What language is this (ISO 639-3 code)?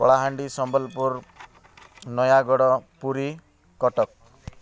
ori